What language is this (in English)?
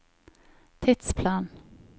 Norwegian